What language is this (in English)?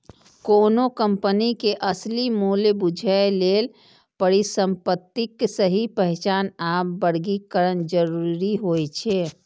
Maithili